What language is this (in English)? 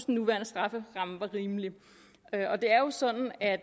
Danish